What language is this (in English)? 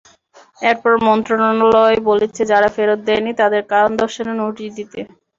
Bangla